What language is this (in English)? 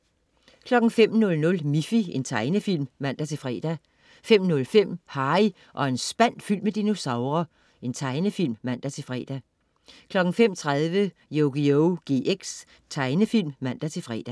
Danish